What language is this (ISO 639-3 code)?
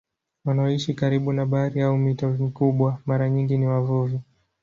swa